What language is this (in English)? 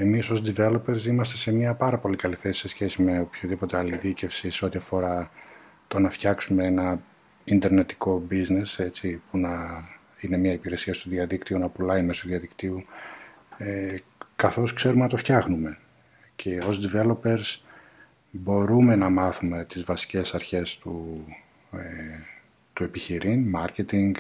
Greek